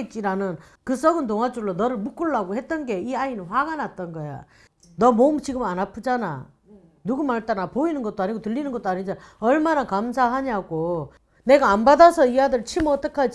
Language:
Korean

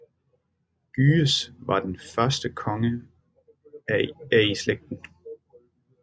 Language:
Danish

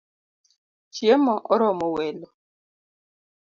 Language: Luo (Kenya and Tanzania)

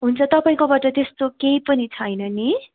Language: Nepali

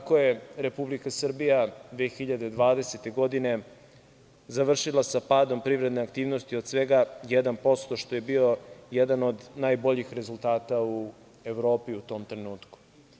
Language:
Serbian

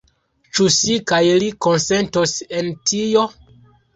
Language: Esperanto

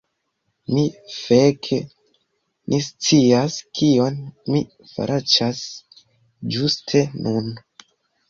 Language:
Esperanto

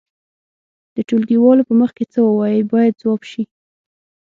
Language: Pashto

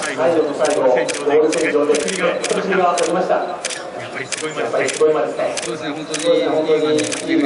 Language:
Japanese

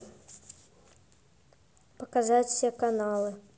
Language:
Russian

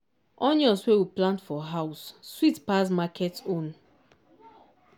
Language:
Nigerian Pidgin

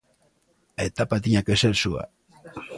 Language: Galician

